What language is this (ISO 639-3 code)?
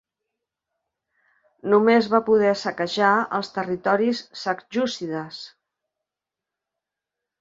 cat